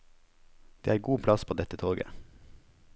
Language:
Norwegian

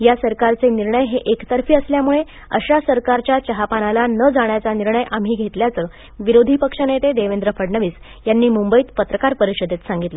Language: Marathi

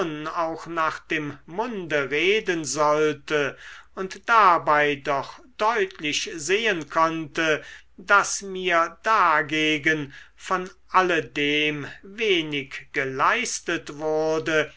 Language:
German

